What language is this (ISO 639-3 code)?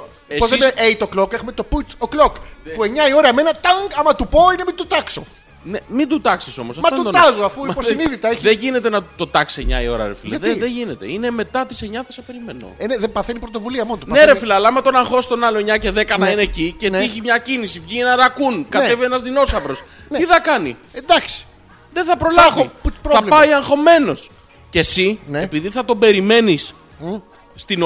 ell